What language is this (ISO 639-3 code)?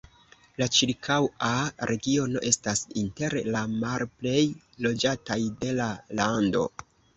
epo